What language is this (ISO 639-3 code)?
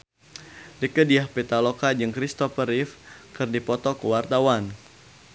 sun